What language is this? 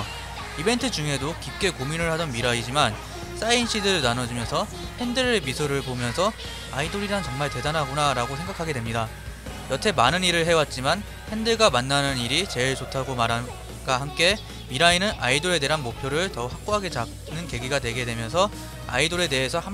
Korean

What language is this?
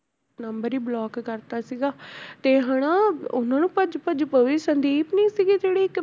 Punjabi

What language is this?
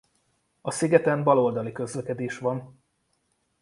Hungarian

